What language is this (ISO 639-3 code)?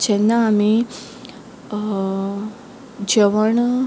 kok